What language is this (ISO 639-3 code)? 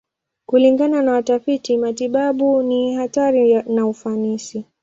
swa